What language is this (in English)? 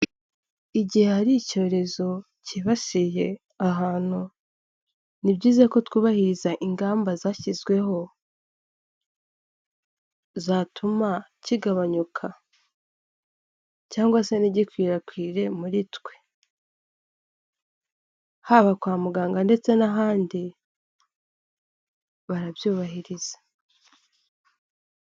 Kinyarwanda